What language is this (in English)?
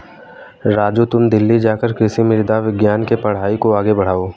Hindi